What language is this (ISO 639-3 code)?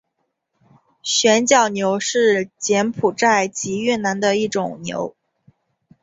zho